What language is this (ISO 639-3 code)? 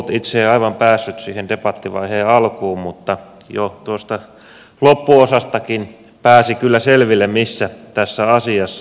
fin